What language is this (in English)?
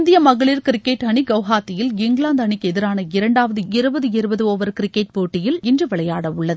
Tamil